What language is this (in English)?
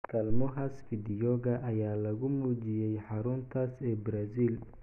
Somali